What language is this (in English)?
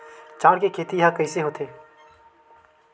Chhattisgarhi